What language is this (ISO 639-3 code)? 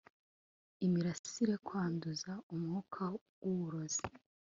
kin